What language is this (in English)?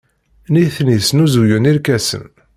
Kabyle